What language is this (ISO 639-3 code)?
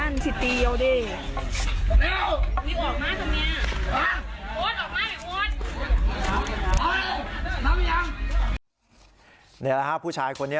tha